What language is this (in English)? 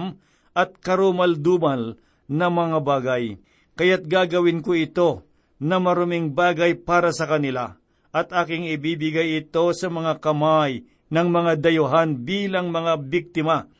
Filipino